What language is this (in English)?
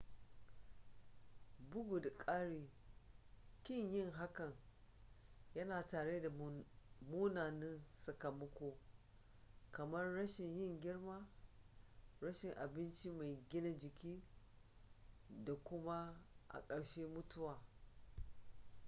Hausa